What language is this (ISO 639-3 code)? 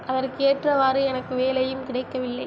tam